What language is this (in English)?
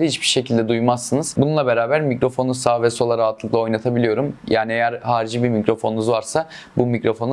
Turkish